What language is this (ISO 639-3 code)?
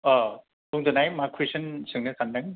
brx